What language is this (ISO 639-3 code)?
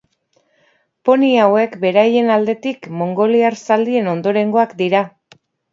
eus